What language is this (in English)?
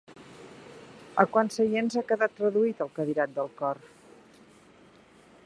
Catalan